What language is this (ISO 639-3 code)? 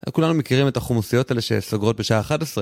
heb